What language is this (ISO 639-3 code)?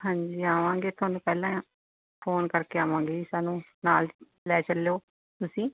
pan